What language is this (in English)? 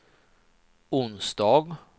Swedish